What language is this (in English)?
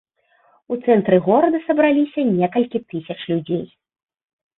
Belarusian